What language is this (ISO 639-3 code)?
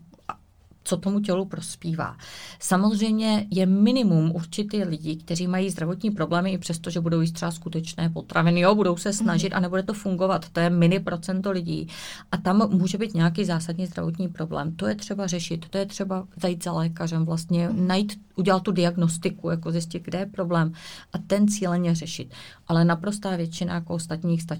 ces